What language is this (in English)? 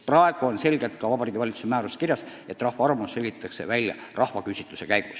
Estonian